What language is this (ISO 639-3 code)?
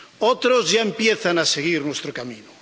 spa